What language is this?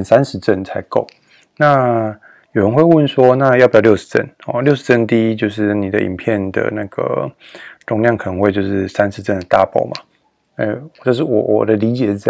Chinese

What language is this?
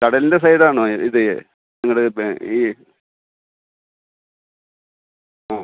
Malayalam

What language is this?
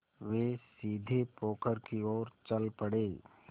Hindi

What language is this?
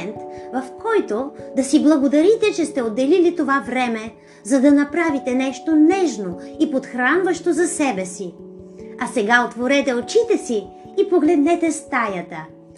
Bulgarian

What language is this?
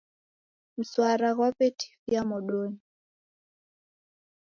Taita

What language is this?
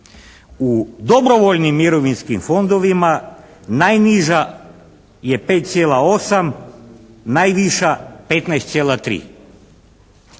Croatian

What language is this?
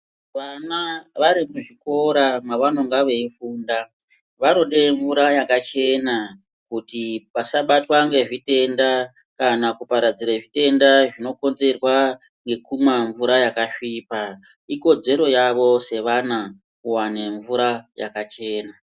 Ndau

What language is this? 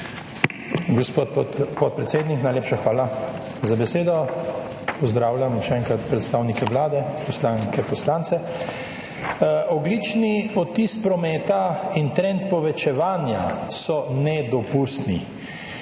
Slovenian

